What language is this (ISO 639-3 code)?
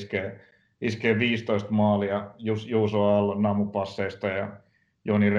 fin